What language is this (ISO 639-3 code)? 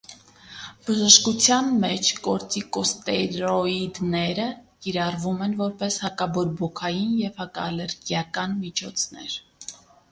hye